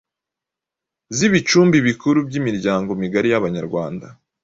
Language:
Kinyarwanda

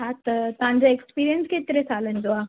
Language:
Sindhi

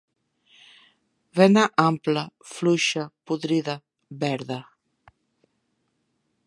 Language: Catalan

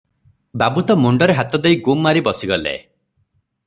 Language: Odia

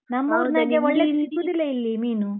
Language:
Kannada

